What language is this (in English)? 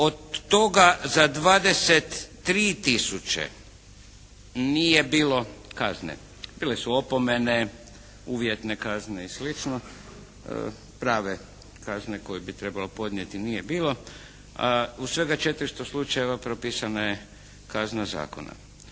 Croatian